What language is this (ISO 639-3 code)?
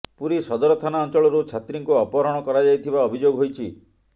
ori